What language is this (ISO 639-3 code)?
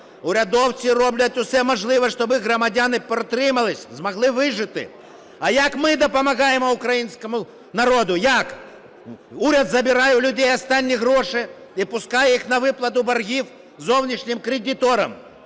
ukr